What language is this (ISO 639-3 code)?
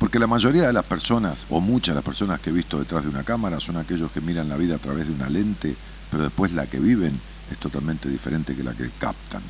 spa